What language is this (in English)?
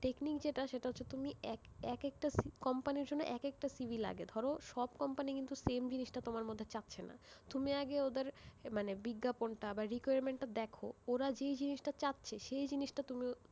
Bangla